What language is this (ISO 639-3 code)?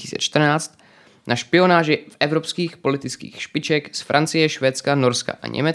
ces